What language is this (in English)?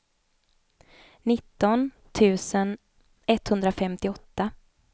Swedish